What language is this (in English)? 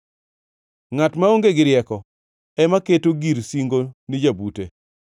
Luo (Kenya and Tanzania)